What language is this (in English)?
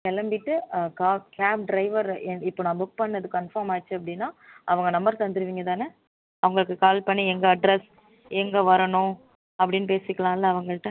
Tamil